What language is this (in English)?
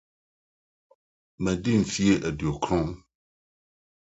Akan